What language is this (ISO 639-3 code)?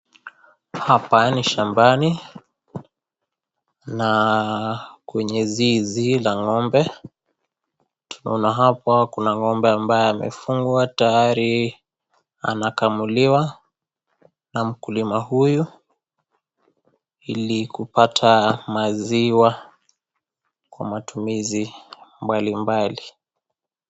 swa